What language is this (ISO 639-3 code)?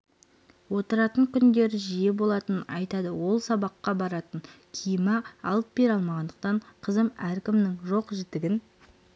kaz